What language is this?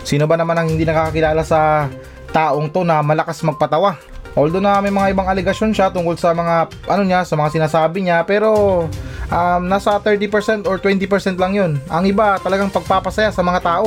Filipino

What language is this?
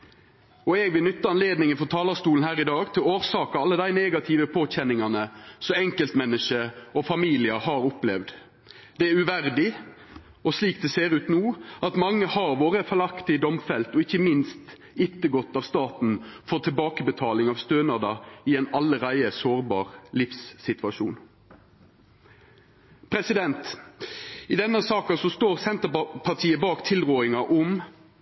Norwegian Nynorsk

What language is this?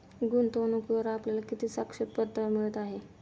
Marathi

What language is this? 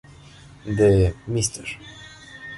Spanish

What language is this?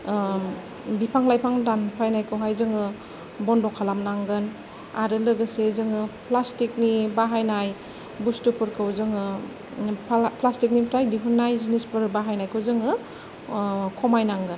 Bodo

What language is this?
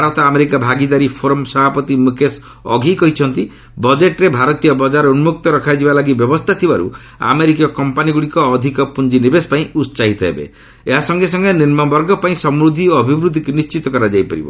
Odia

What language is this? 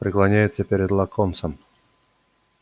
Russian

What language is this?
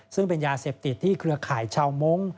Thai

